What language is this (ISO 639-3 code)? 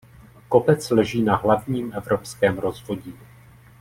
ces